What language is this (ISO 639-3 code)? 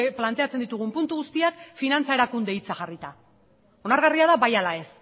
eus